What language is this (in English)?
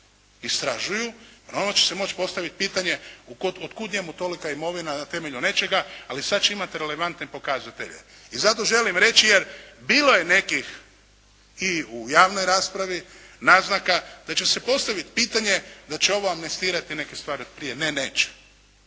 Croatian